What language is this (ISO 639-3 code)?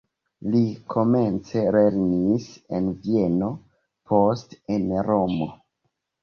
epo